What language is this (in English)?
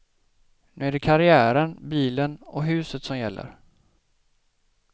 Swedish